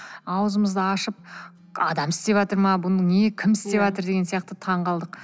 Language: Kazakh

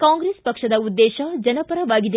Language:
Kannada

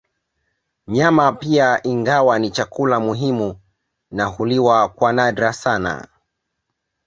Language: Swahili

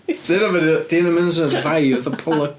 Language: Welsh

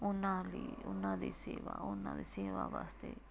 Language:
Punjabi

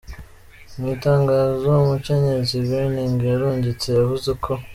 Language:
Kinyarwanda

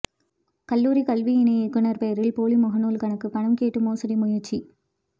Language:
Tamil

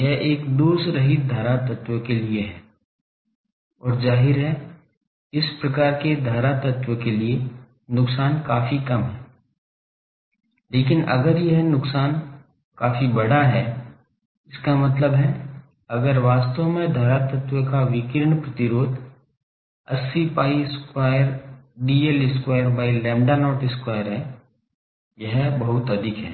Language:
Hindi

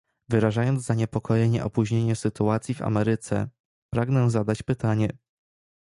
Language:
Polish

